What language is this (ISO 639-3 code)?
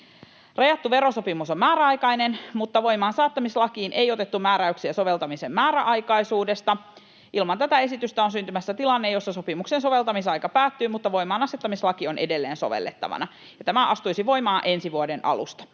fin